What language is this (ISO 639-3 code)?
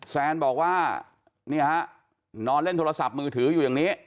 tha